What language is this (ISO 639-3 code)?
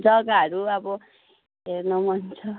nep